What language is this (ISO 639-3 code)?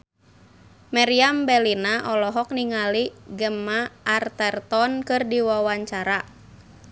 sun